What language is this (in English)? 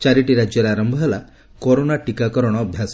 Odia